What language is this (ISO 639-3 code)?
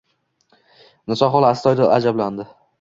uzb